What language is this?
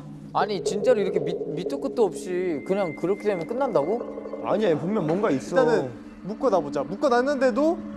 Korean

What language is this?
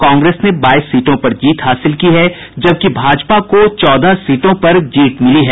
Hindi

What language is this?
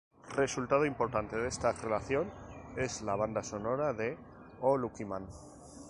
Spanish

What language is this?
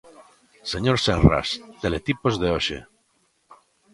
Galician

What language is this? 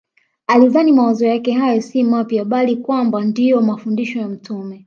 Swahili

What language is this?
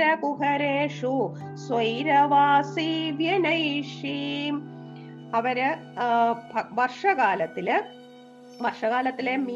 Malayalam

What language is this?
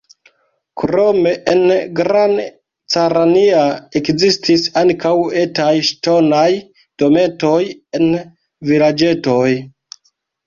Esperanto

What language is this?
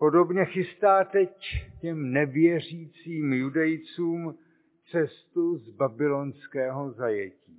Czech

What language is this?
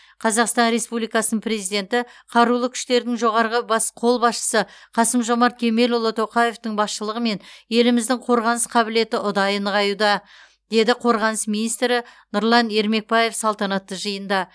Kazakh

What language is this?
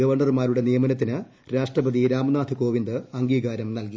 Malayalam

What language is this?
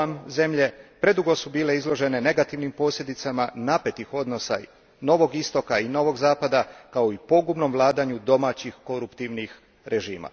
Croatian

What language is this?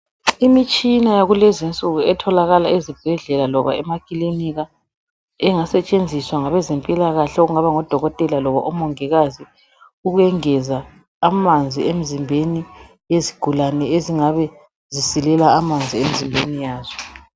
North Ndebele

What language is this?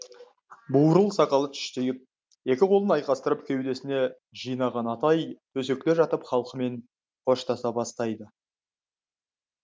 Kazakh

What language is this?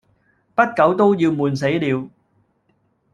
Cantonese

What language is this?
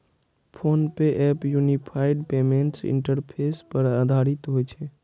Maithili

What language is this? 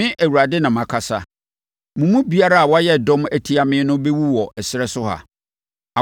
Akan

